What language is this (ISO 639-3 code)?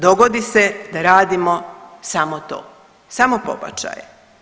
hrv